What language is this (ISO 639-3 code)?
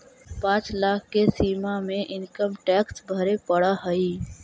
mag